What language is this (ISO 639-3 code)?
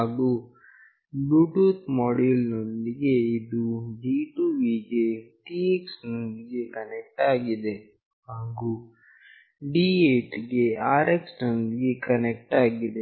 kan